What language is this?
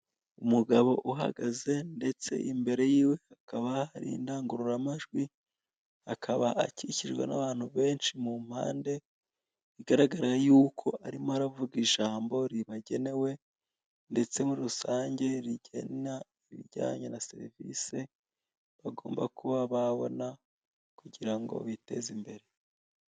Kinyarwanda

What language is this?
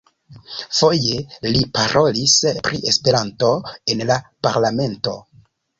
Esperanto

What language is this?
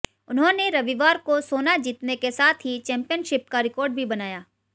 Hindi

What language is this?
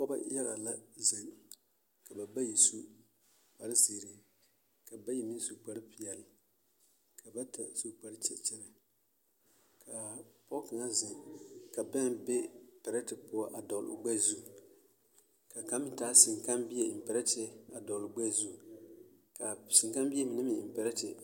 Southern Dagaare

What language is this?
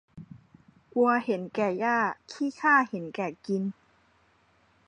Thai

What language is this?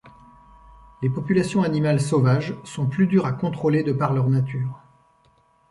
French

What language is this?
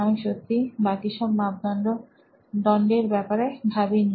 Bangla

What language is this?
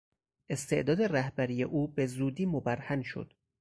Persian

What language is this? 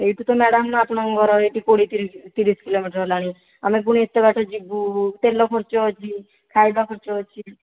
Odia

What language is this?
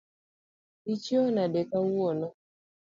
Luo (Kenya and Tanzania)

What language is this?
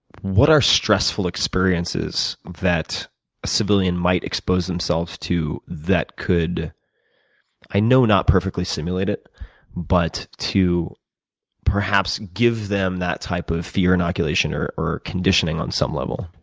English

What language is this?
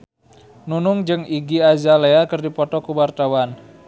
Sundanese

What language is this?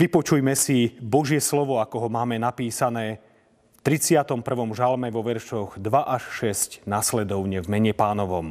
Slovak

